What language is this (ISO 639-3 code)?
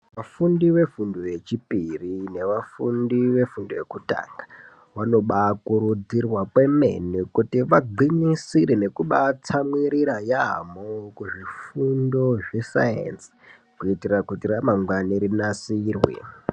ndc